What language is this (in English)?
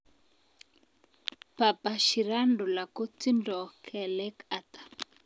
Kalenjin